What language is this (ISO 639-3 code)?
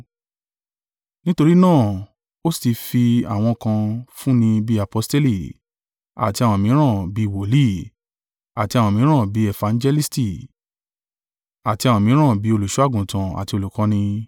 yor